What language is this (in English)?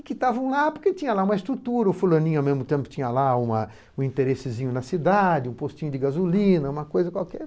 Portuguese